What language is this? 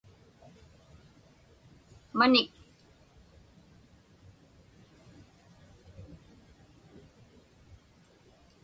Inupiaq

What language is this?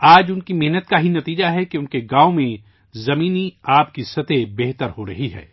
Urdu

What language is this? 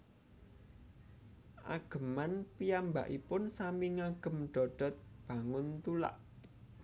Javanese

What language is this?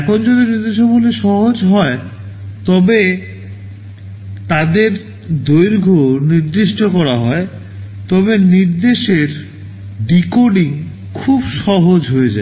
Bangla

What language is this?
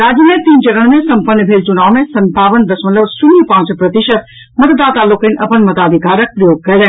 Maithili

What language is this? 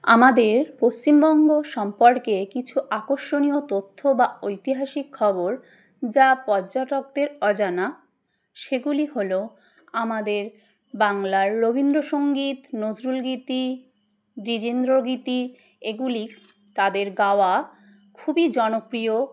Bangla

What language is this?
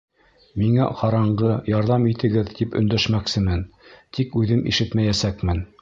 Bashkir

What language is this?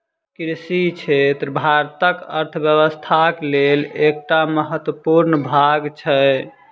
Maithili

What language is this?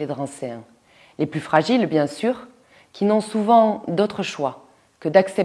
French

